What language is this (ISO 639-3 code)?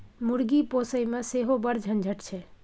mai